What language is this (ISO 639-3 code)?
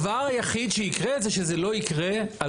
heb